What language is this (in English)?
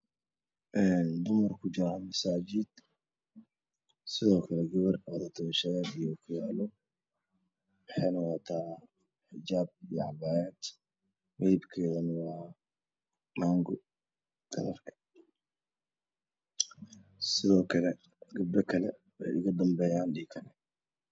Somali